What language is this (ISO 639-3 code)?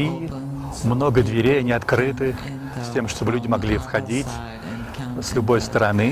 rus